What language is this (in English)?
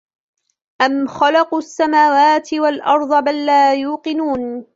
Arabic